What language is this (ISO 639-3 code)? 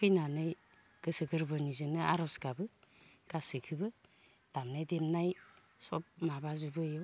brx